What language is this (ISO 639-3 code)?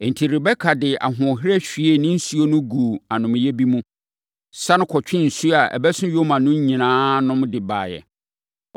aka